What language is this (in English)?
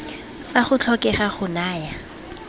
Tswana